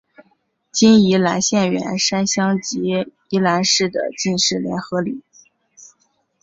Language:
Chinese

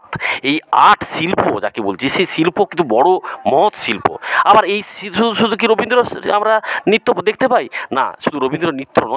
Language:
Bangla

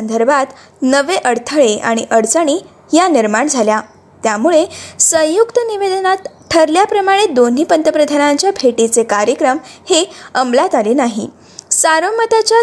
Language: Marathi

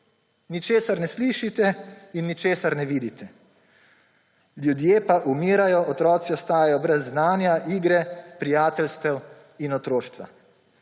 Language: Slovenian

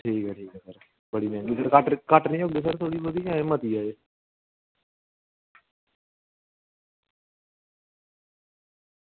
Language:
Dogri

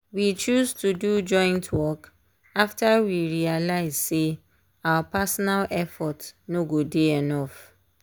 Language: Nigerian Pidgin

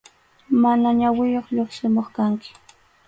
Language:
Arequipa-La Unión Quechua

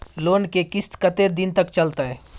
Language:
Maithili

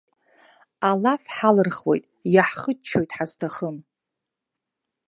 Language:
Abkhazian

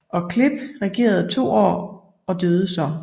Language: Danish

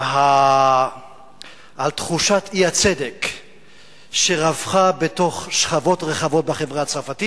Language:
Hebrew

